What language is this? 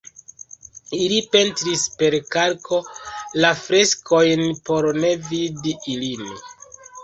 Esperanto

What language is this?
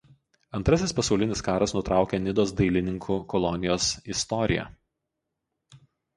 Lithuanian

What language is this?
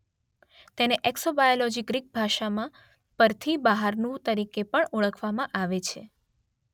Gujarati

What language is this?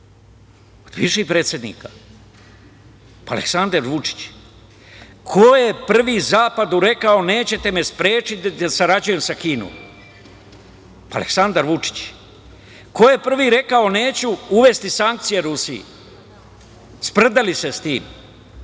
Serbian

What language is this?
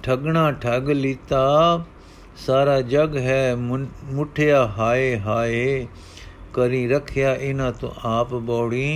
Punjabi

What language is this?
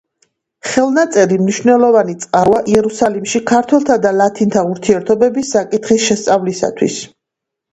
Georgian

